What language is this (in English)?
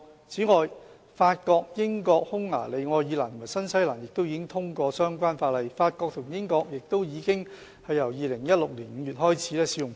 Cantonese